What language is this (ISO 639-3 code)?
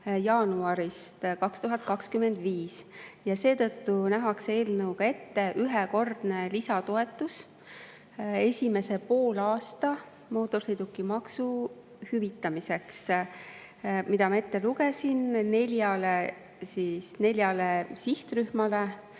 est